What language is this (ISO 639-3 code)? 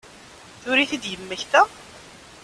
kab